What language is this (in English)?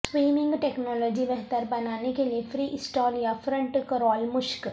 Urdu